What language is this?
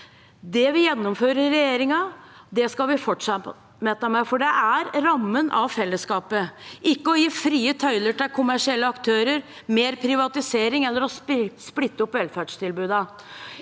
Norwegian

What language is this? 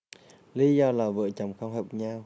Vietnamese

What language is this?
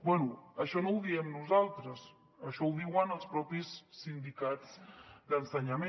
Catalan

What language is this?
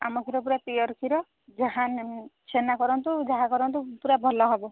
Odia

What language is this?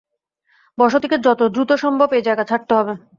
Bangla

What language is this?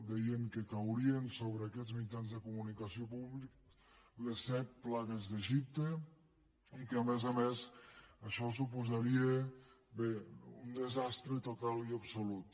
Catalan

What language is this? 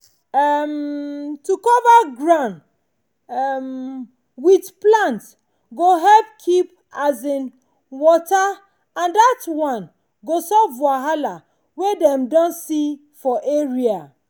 Nigerian Pidgin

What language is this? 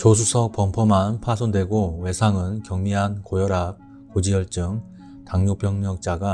Korean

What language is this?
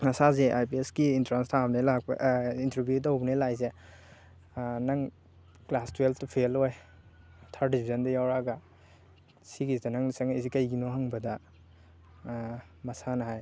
Manipuri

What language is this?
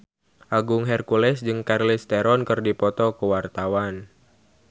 Sundanese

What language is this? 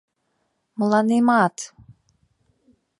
Mari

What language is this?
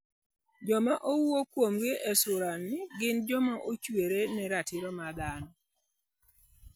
Luo (Kenya and Tanzania)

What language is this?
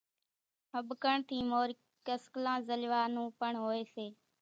Kachi Koli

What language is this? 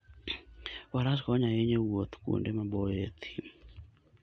Luo (Kenya and Tanzania)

